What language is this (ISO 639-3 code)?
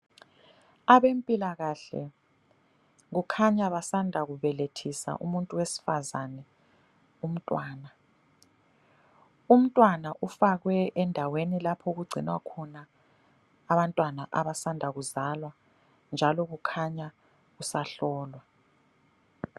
nde